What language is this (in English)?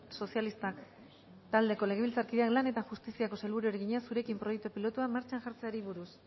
Basque